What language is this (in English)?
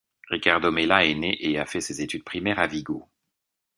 French